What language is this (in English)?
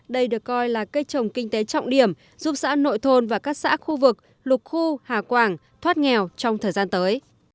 Vietnamese